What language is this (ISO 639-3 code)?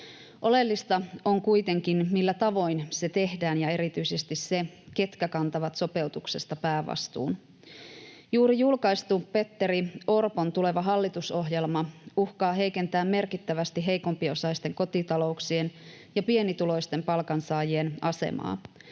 fin